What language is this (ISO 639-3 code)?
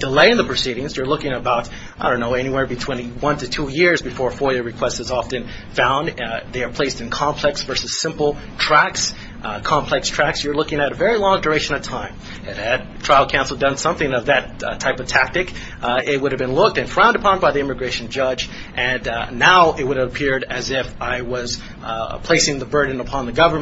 eng